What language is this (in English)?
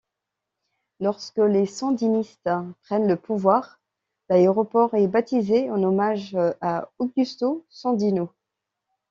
French